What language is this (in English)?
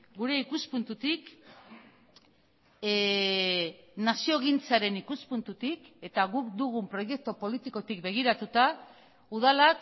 Basque